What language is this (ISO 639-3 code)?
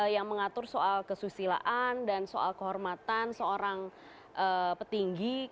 ind